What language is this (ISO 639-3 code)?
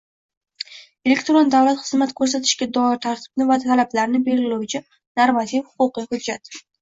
uzb